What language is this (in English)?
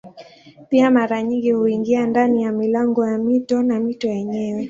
Swahili